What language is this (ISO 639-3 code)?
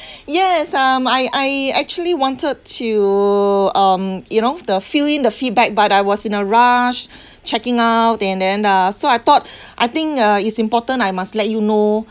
eng